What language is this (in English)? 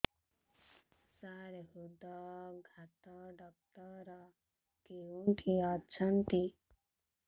Odia